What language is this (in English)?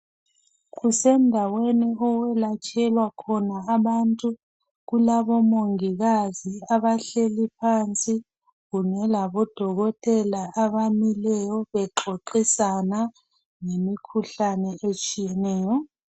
North Ndebele